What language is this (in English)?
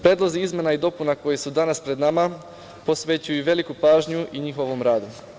Serbian